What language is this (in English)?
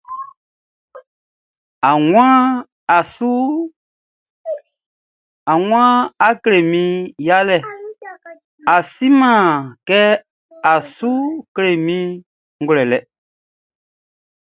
Baoulé